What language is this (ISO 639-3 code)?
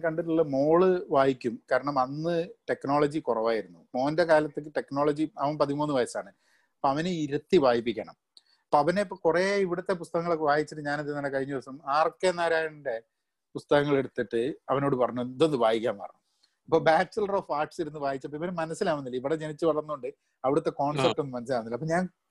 mal